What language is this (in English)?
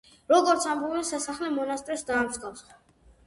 Georgian